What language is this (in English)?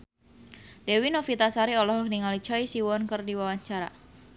Sundanese